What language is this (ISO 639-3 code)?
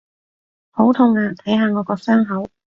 yue